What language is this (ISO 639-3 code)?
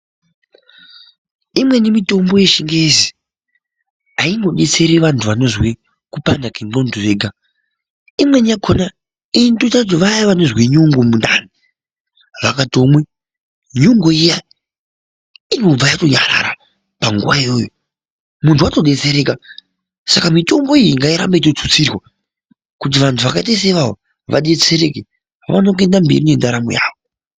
ndc